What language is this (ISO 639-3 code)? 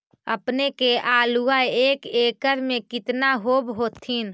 mag